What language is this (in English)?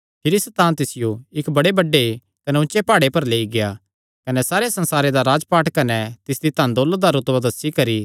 Kangri